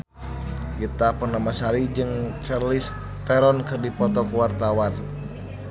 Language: Sundanese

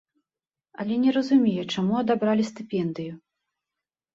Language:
Belarusian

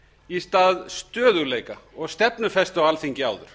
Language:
Icelandic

